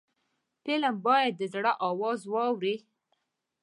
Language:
Pashto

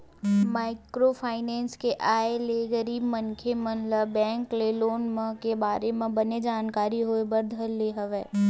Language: Chhattisgarhi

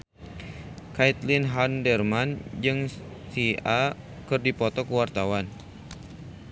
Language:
Sundanese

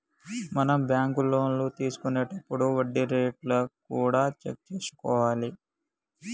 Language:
Telugu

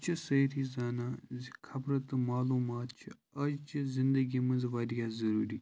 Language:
Kashmiri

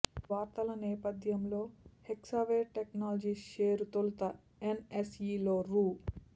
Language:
Telugu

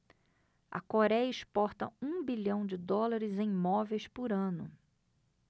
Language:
Portuguese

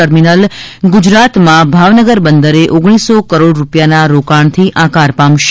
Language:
Gujarati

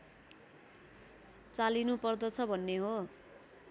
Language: Nepali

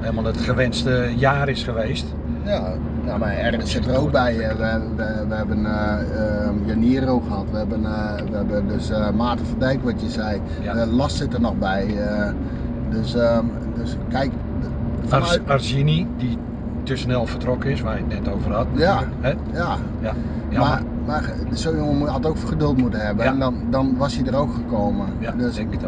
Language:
Dutch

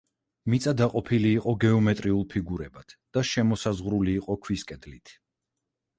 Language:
Georgian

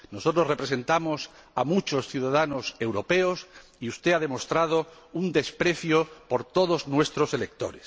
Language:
Spanish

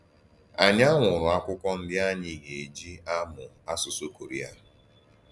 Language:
Igbo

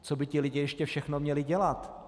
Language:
Czech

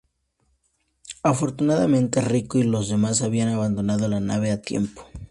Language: Spanish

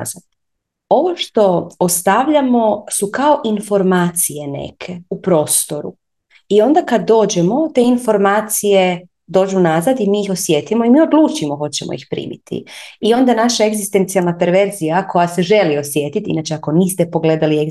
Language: Croatian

